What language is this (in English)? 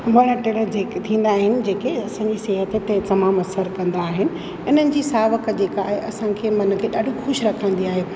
Sindhi